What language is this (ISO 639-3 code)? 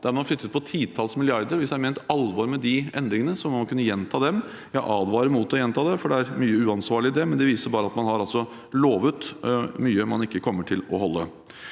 nor